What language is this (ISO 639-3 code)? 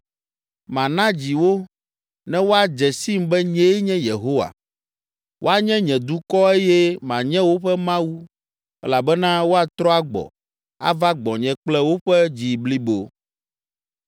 ewe